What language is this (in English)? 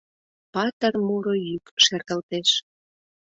Mari